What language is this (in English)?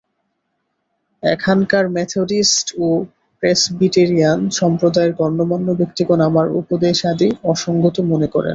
Bangla